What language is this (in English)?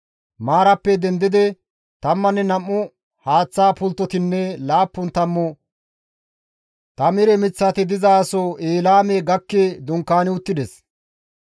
Gamo